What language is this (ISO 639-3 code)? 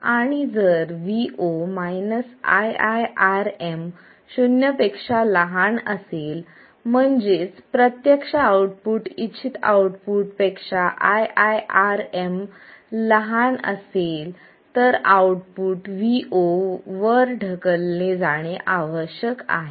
mar